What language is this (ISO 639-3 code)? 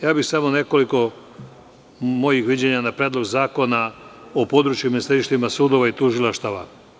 srp